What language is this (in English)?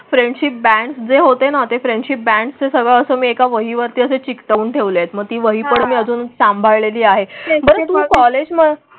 Marathi